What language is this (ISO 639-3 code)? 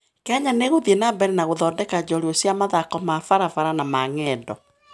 kik